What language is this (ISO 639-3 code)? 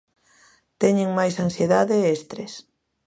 glg